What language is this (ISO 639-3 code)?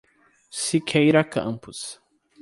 por